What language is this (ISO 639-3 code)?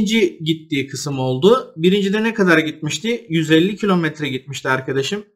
tur